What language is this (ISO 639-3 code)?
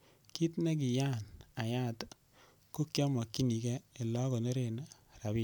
kln